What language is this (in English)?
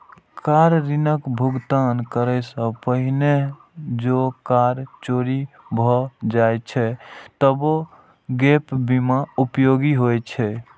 Maithili